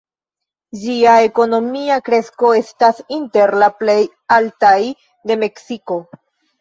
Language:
Esperanto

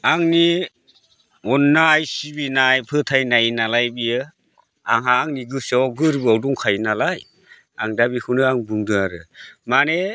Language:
Bodo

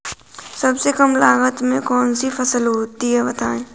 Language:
Hindi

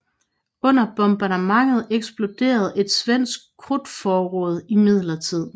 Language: Danish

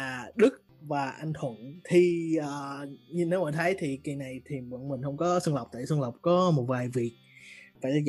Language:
Vietnamese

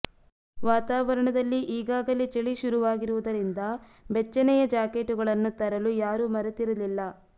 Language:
Kannada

